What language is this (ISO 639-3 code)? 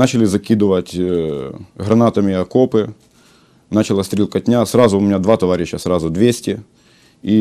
rus